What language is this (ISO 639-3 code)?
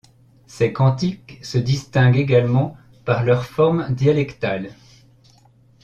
fra